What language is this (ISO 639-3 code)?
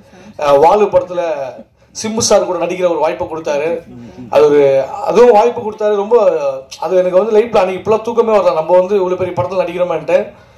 tam